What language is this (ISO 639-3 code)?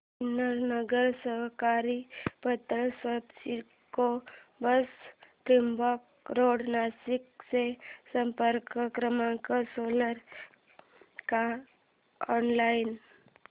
mar